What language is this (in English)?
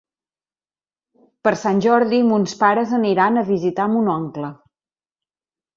Catalan